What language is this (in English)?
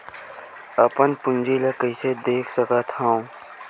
Chhattisgarhi